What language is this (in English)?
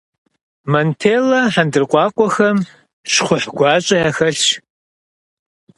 Kabardian